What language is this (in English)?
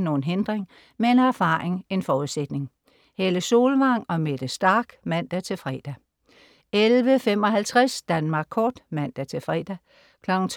Danish